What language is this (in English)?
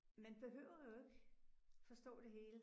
Danish